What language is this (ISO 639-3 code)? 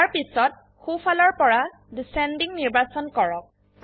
asm